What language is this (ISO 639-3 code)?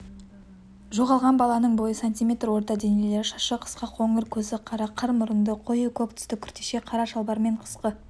kaz